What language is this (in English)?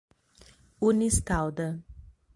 Portuguese